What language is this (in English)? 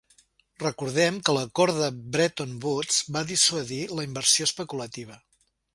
Catalan